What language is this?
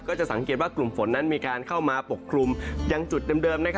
Thai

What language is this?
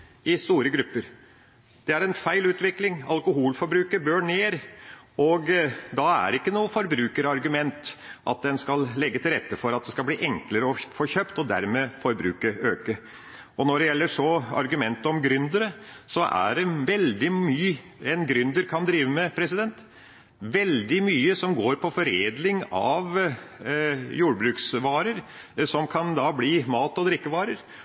Norwegian Bokmål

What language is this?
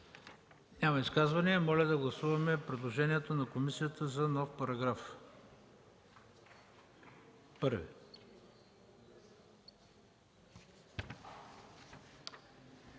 Bulgarian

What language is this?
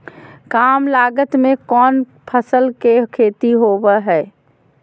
Magahi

